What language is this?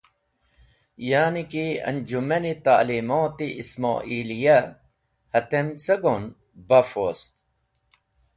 Wakhi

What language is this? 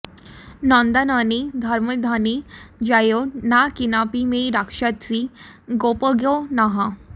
Sanskrit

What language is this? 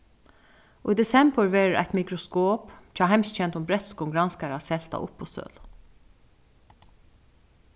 Faroese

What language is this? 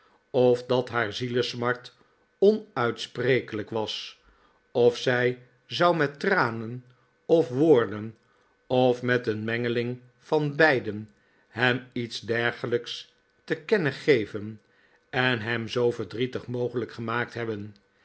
Dutch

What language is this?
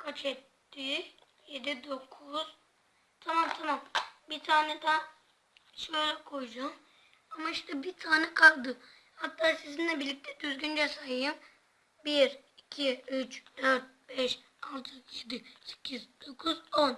Turkish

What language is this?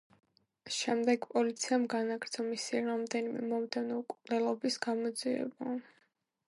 Georgian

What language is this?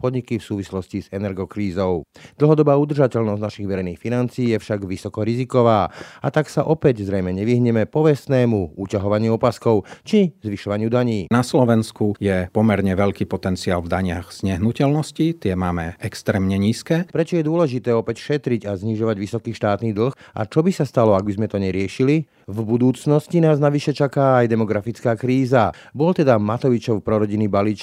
Slovak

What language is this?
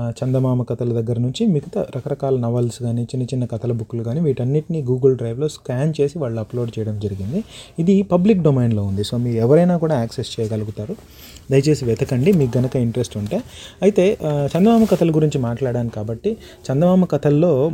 Telugu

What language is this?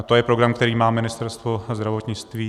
Czech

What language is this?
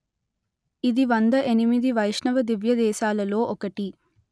Telugu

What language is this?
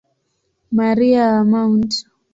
Swahili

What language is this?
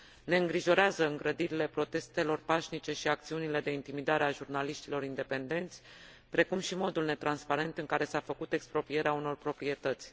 Romanian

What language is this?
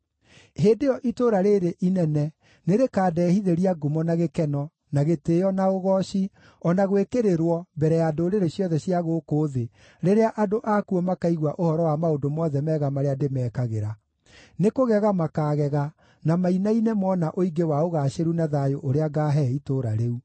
Kikuyu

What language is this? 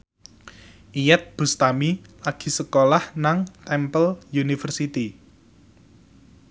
Javanese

